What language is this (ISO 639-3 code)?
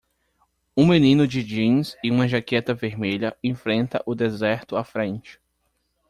por